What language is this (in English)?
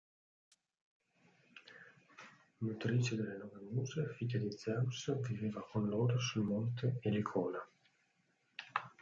Italian